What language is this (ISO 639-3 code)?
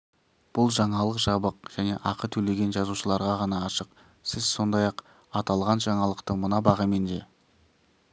kaz